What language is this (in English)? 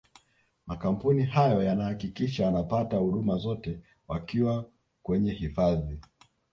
Swahili